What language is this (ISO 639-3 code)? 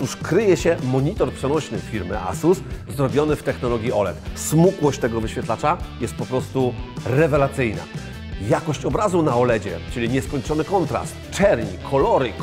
pol